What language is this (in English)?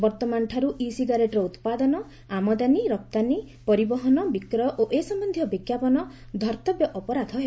Odia